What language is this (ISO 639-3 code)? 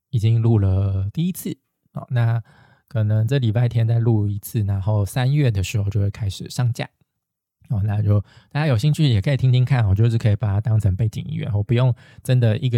zho